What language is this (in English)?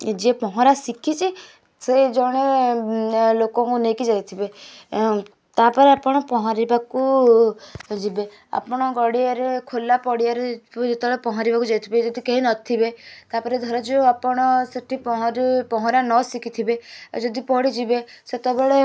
Odia